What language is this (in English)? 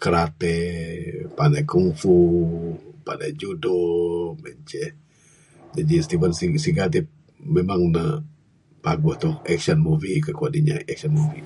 Bukar-Sadung Bidayuh